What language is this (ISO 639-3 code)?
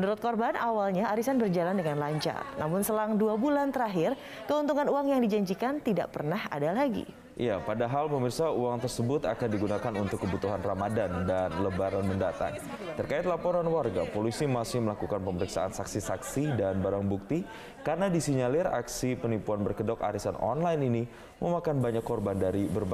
ind